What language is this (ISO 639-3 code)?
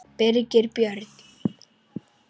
isl